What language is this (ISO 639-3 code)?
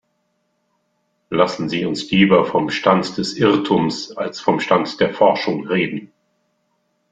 deu